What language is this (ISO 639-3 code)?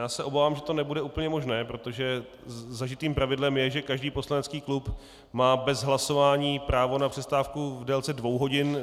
ces